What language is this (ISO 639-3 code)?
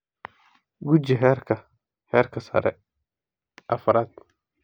som